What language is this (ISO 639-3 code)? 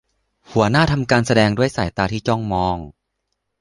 tha